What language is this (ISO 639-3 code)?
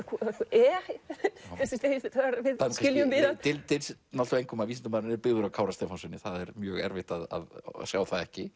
isl